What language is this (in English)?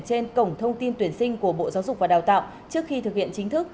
Vietnamese